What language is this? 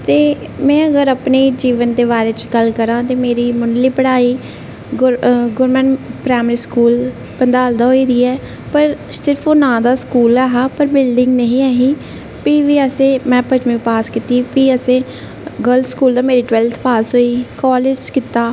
Dogri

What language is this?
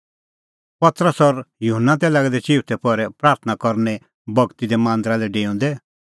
Kullu Pahari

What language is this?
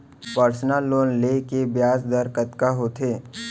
Chhattisgarhi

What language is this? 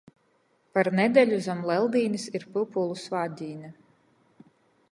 Latgalian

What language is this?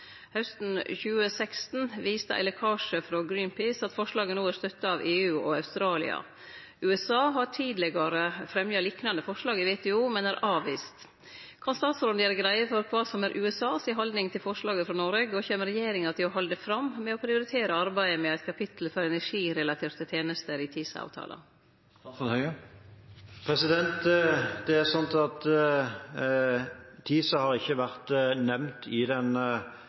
Norwegian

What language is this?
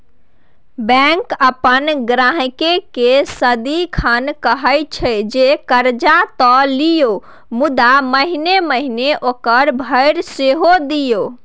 Maithili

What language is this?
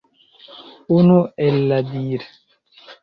Esperanto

